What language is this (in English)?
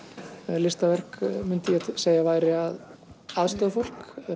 Icelandic